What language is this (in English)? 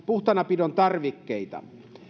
Finnish